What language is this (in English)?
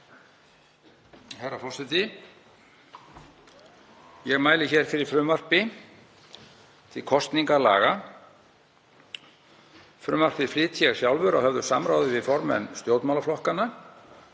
Icelandic